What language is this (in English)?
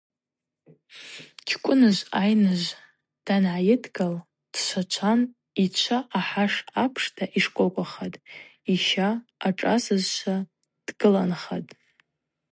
Abaza